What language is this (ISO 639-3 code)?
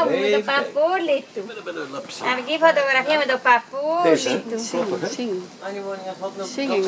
ara